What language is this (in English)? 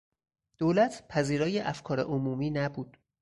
Persian